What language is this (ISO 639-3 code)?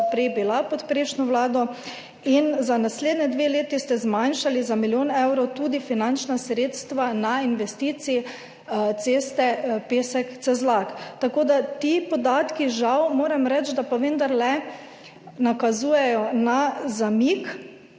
slv